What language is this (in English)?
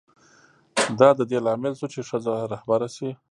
Pashto